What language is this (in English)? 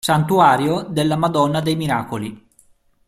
Italian